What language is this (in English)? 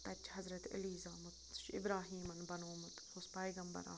Kashmiri